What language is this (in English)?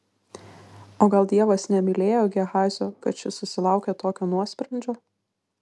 Lithuanian